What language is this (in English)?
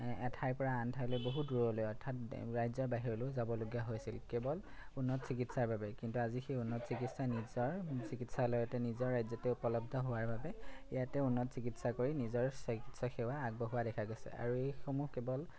Assamese